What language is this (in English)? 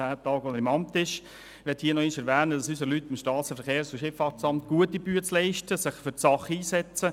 Swiss German